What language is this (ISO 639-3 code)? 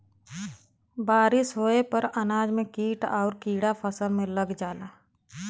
bho